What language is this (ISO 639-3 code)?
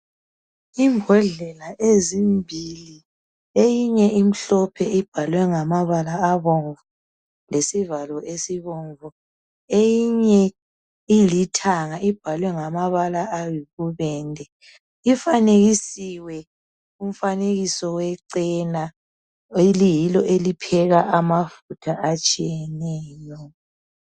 nde